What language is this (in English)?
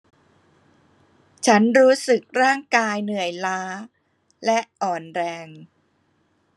Thai